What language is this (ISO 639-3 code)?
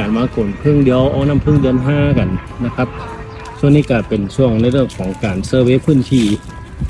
tha